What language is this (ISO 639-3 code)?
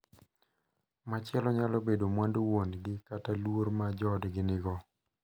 luo